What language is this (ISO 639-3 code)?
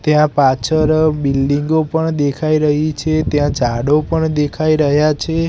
guj